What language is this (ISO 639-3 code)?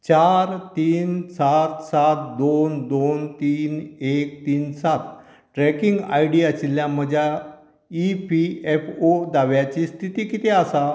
kok